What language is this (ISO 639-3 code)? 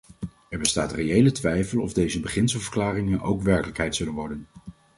nld